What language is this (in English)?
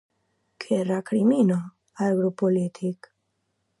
Catalan